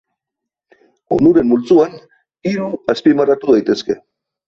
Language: Basque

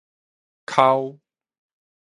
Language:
Min Nan Chinese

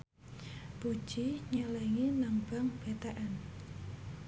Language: Javanese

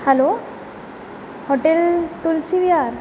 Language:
Marathi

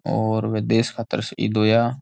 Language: Rajasthani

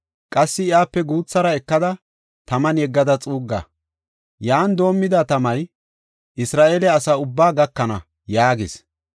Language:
Gofa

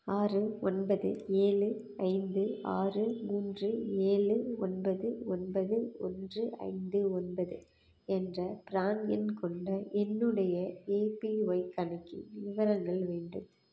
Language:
Tamil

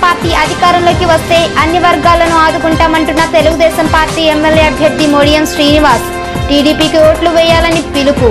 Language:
Telugu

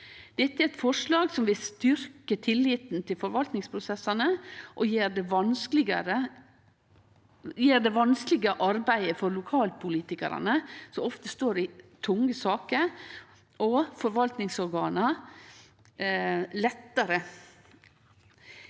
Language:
Norwegian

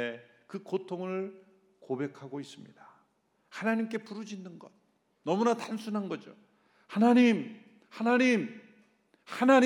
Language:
Korean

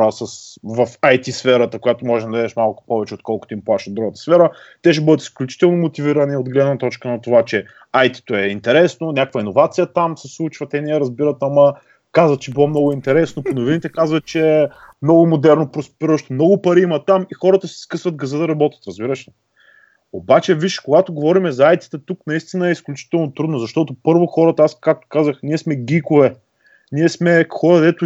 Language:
Bulgarian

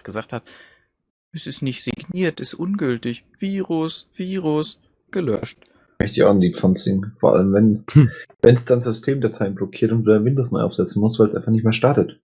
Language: German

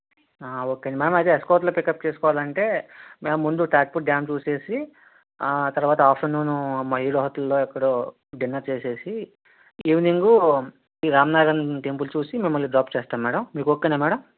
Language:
Telugu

